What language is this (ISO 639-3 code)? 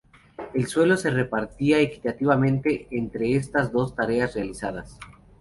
spa